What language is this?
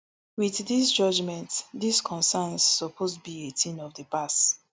Nigerian Pidgin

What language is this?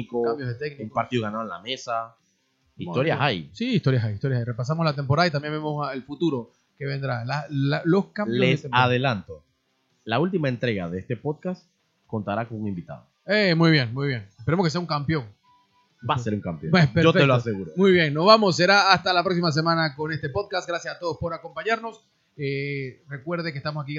Spanish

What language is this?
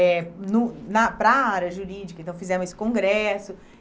Portuguese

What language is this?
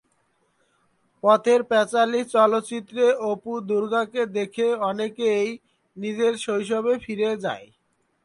Bangla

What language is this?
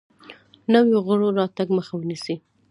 Pashto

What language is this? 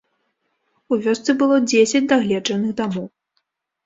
Belarusian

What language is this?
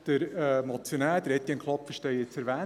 Swiss German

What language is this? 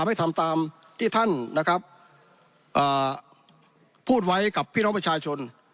Thai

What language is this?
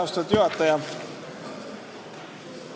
Estonian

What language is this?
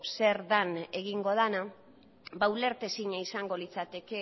Basque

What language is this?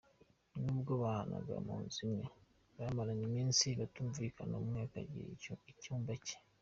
Kinyarwanda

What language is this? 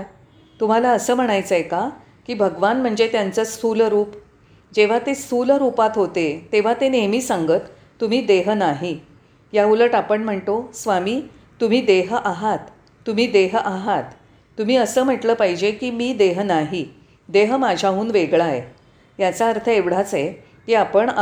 Marathi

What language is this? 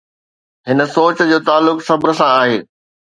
Sindhi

